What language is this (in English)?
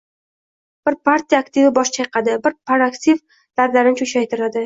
Uzbek